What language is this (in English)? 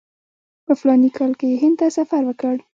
Pashto